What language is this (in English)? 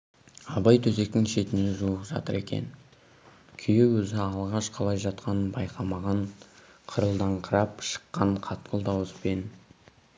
Kazakh